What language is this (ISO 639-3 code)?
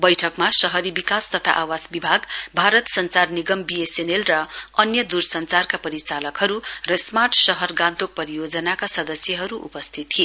nep